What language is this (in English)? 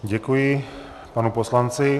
Czech